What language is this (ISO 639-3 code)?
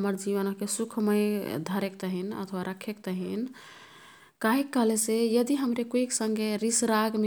tkt